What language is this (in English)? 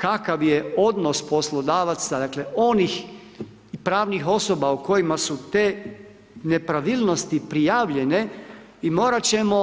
Croatian